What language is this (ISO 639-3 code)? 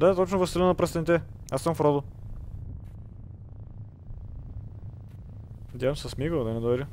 bul